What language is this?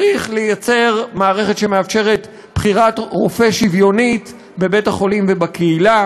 Hebrew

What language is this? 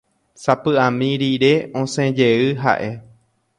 Guarani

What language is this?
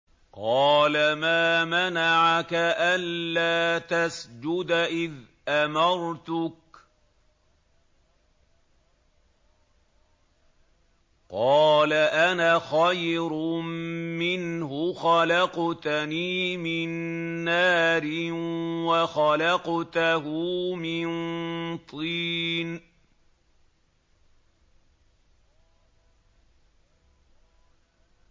Arabic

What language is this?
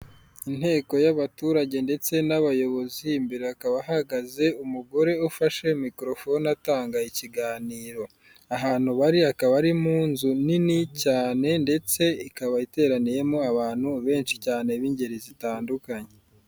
Kinyarwanda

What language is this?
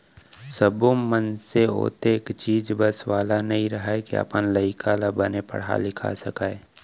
Chhattisgarhi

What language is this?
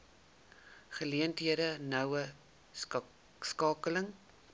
Afrikaans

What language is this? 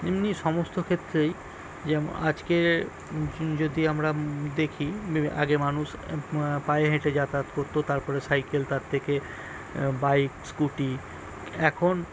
Bangla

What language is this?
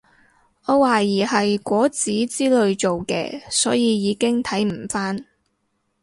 Cantonese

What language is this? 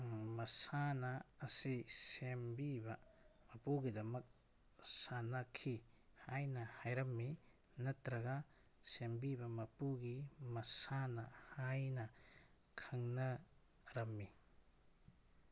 Manipuri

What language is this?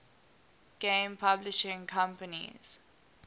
English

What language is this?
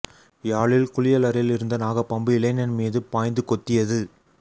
Tamil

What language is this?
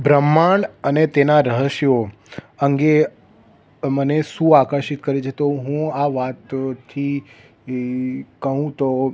Gujarati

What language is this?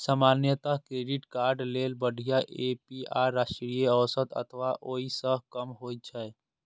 Maithili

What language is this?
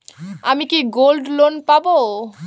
Bangla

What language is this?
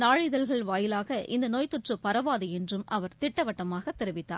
Tamil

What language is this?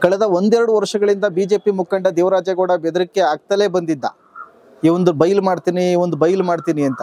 Kannada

